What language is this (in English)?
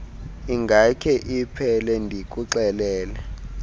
Xhosa